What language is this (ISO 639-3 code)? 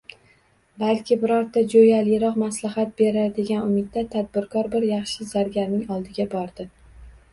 uzb